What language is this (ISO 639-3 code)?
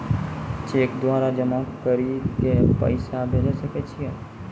mai